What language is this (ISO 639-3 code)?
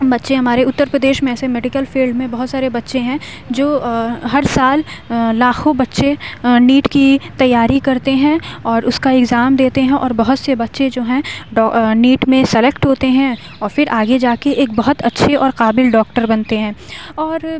urd